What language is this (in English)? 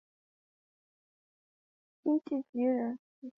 Chinese